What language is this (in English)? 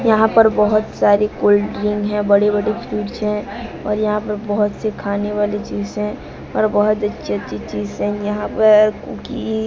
Hindi